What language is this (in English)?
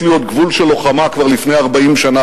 Hebrew